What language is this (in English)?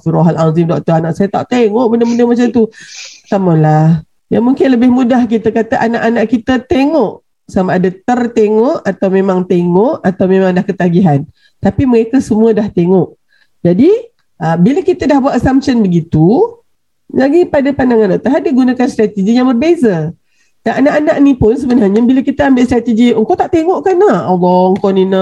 Malay